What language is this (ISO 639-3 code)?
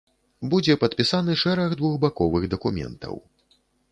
bel